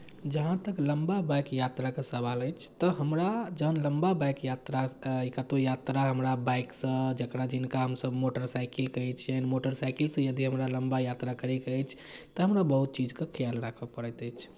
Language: Maithili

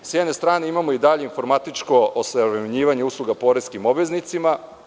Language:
Serbian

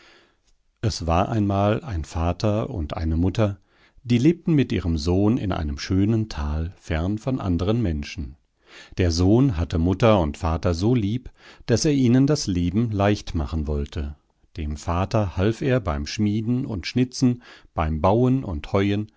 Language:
German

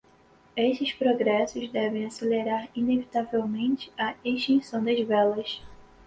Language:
Portuguese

